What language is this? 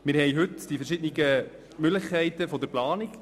Swiss German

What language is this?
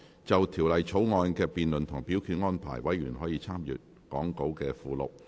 Cantonese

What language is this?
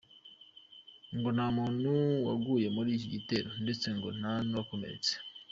Kinyarwanda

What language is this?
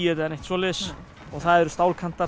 Icelandic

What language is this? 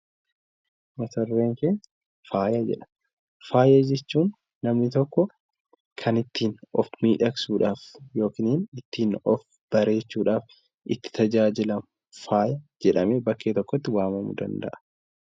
Oromo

